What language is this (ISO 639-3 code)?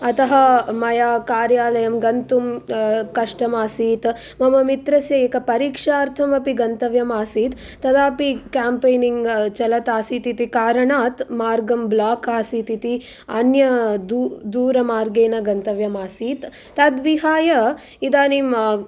san